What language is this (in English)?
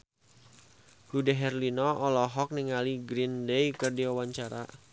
Sundanese